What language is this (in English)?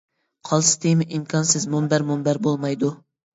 Uyghur